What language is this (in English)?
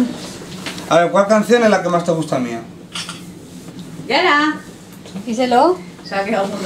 Spanish